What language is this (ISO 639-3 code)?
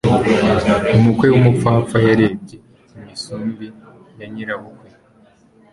kin